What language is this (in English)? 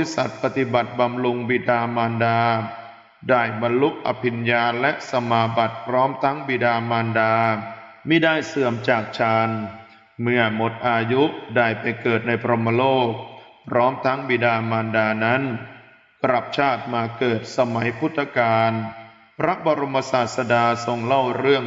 Thai